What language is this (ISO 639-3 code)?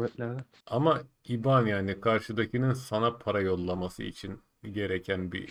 tur